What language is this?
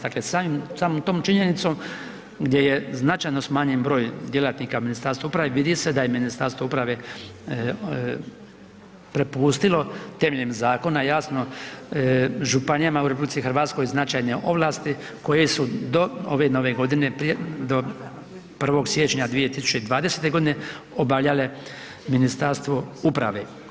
Croatian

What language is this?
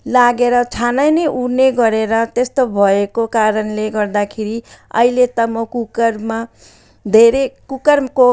Nepali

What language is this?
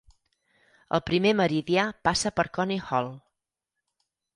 Catalan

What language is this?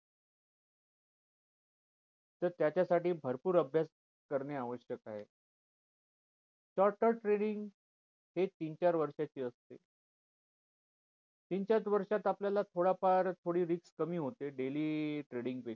Marathi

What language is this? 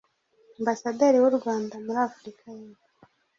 Kinyarwanda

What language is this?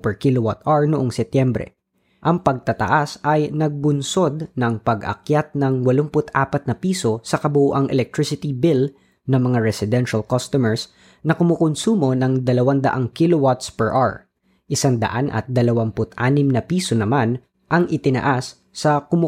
Filipino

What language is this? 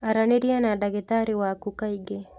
Kikuyu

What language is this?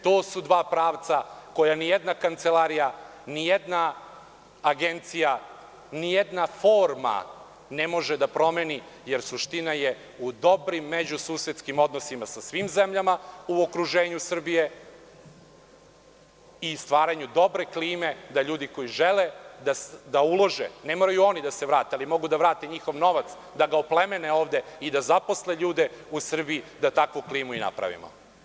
Serbian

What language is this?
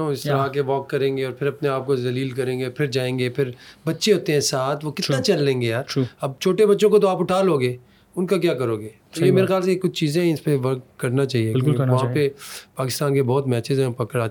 Urdu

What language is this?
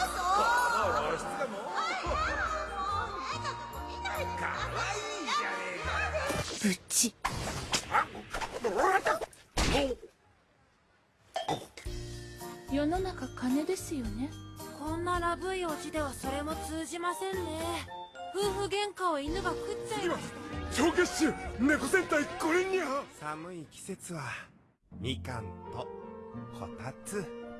Japanese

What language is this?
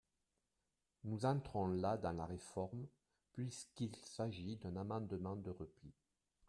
French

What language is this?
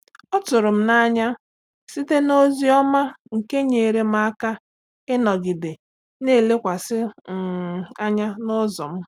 Igbo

